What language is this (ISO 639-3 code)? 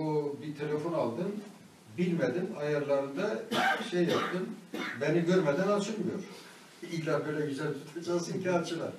tur